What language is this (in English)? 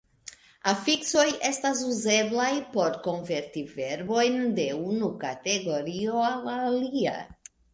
Esperanto